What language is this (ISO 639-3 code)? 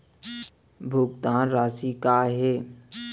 hne